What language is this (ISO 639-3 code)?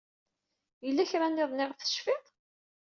kab